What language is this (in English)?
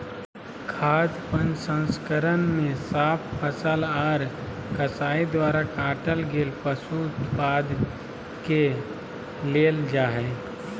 Magahi